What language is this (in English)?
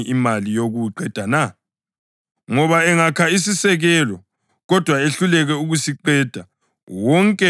North Ndebele